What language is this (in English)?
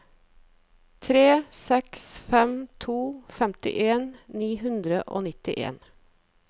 Norwegian